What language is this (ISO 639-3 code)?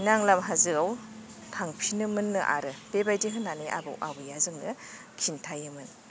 brx